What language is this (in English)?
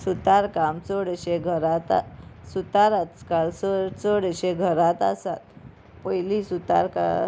Konkani